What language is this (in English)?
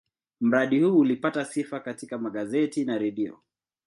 Swahili